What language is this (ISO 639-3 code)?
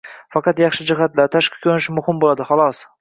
uzb